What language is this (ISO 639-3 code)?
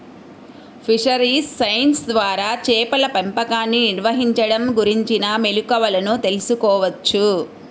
tel